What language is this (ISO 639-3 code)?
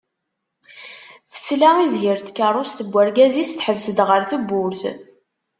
kab